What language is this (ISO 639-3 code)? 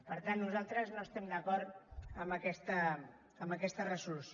cat